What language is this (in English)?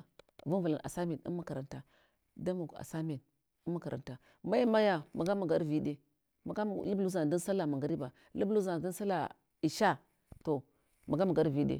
Hwana